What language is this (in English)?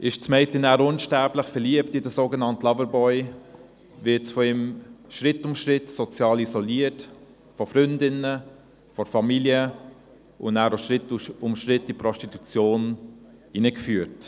Swiss German